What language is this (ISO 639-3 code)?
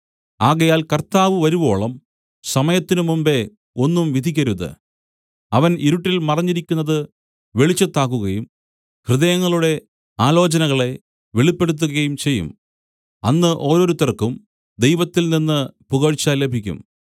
mal